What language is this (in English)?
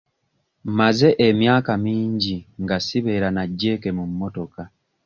Ganda